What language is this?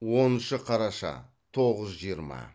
Kazakh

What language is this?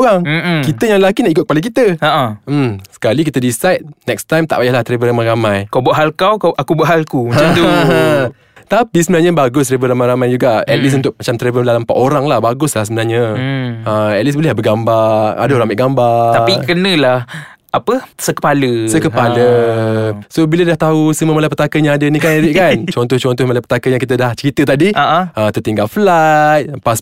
Malay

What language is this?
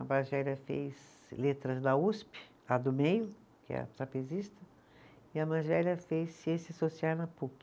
Portuguese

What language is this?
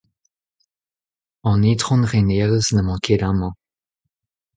Breton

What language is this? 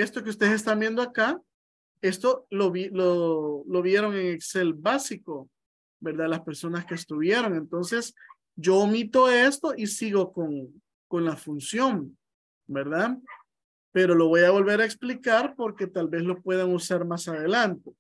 Spanish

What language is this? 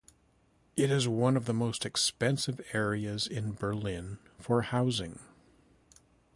English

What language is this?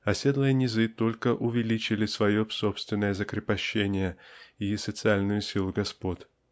Russian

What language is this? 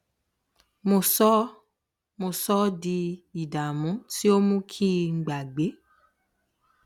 Yoruba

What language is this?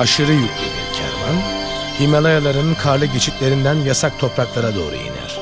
Turkish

